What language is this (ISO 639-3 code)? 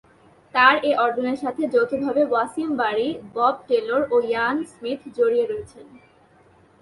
ben